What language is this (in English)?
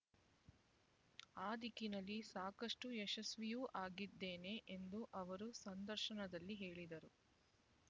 Kannada